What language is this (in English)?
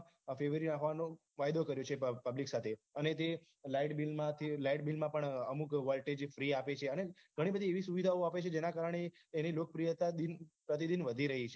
Gujarati